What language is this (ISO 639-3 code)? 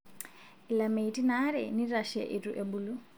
mas